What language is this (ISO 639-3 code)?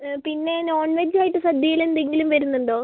mal